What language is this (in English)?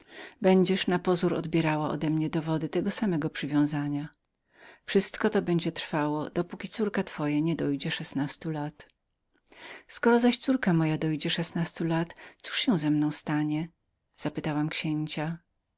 Polish